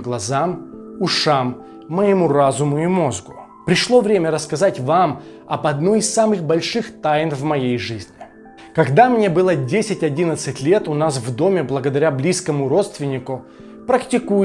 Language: Russian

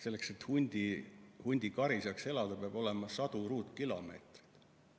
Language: Estonian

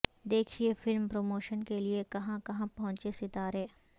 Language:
Urdu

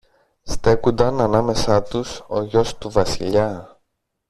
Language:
Greek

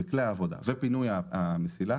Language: Hebrew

